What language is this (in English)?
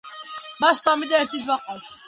Georgian